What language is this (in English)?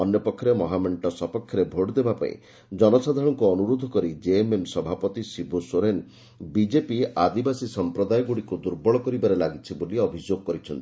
Odia